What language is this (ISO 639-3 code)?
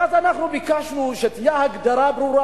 heb